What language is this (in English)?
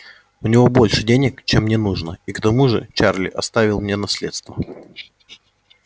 Russian